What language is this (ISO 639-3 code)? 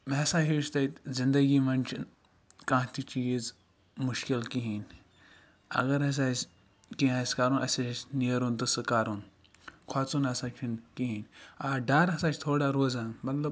kas